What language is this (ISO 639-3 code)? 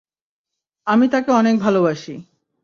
ben